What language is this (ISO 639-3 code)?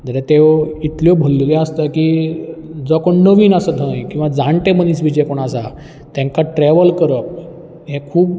kok